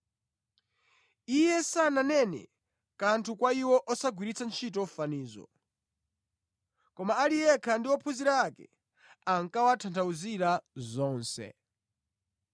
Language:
Nyanja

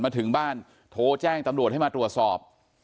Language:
Thai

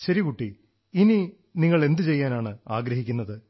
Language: Malayalam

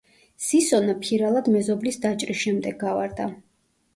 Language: Georgian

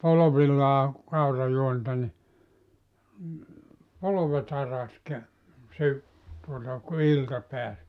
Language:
Finnish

